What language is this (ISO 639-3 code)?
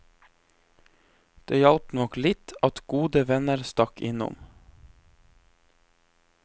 nor